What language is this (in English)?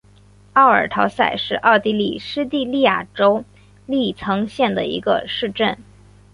Chinese